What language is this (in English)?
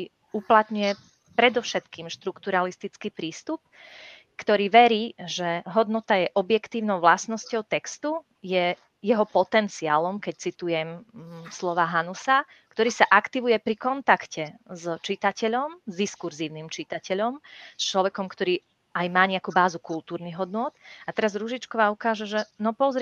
Slovak